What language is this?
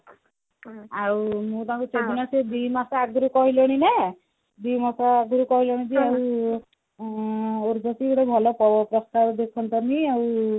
Odia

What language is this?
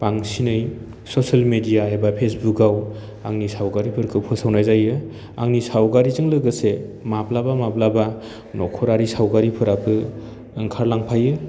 Bodo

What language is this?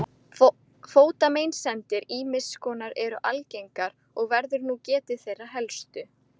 Icelandic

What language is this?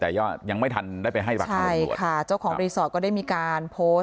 Thai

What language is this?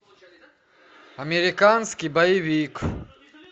Russian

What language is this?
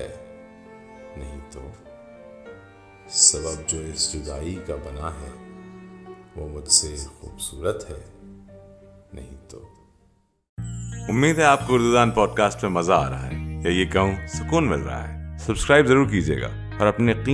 Urdu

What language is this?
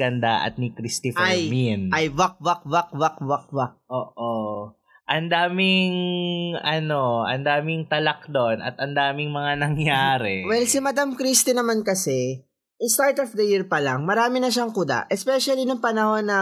Filipino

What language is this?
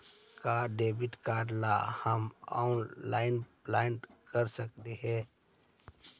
Magahi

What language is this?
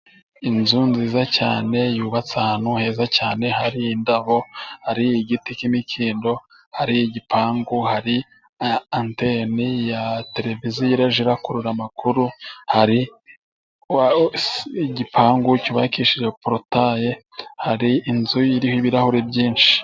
Kinyarwanda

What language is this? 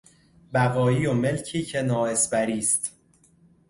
Persian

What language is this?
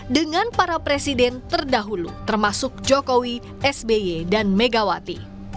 Indonesian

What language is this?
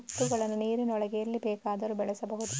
Kannada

